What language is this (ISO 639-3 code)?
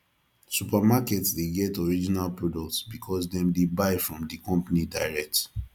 pcm